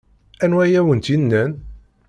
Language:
Kabyle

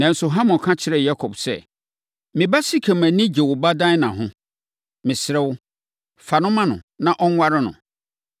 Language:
Akan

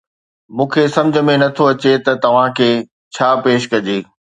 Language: Sindhi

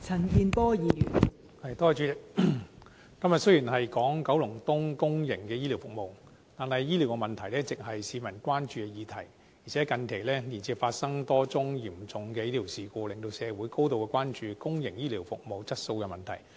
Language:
Cantonese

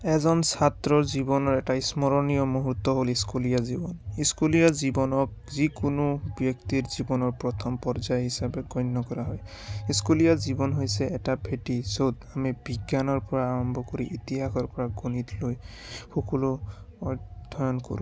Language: Assamese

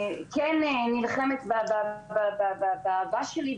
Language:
Hebrew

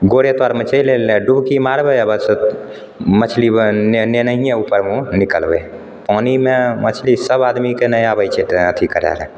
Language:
Maithili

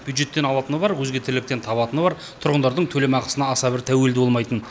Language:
Kazakh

